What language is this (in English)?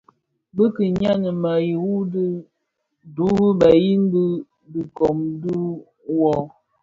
Bafia